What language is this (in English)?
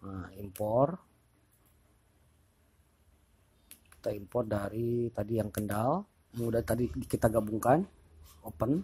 Indonesian